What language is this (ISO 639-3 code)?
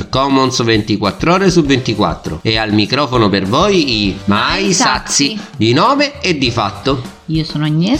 ita